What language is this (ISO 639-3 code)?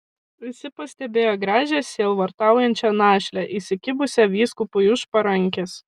lit